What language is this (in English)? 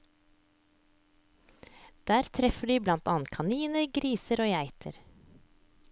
Norwegian